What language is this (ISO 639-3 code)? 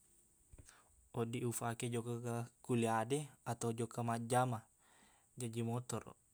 bug